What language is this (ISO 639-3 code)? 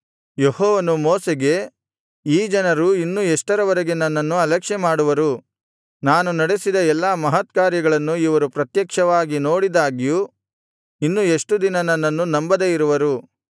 kan